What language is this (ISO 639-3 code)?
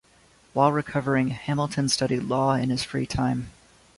eng